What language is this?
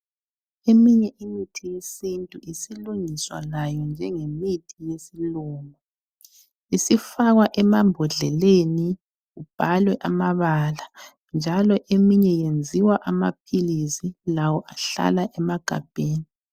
North Ndebele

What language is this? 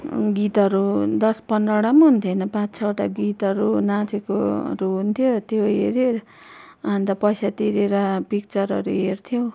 Nepali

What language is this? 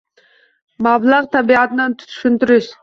Uzbek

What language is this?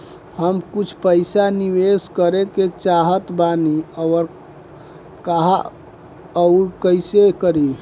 Bhojpuri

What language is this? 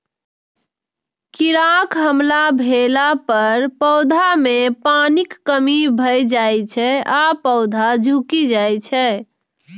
Maithili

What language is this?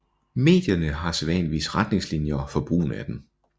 Danish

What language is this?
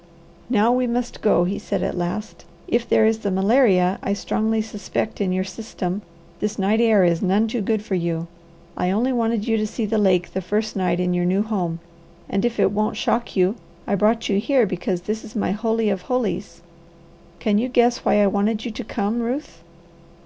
English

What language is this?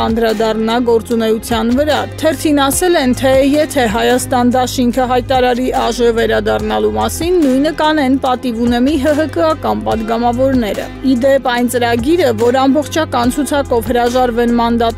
Romanian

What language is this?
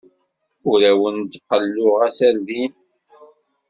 Kabyle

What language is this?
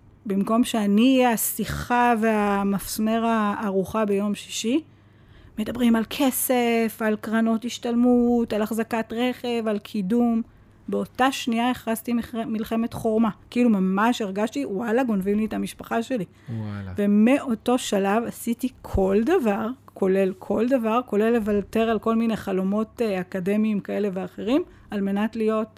Hebrew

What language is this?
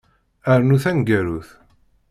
Kabyle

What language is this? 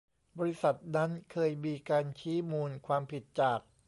Thai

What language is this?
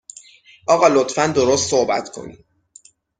Persian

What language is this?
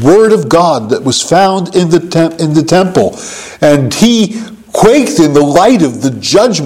English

